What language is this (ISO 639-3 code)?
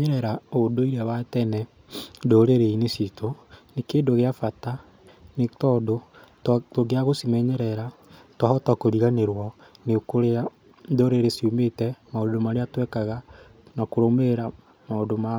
kik